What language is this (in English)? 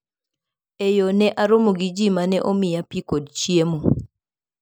Luo (Kenya and Tanzania)